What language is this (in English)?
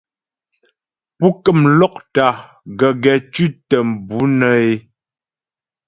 Ghomala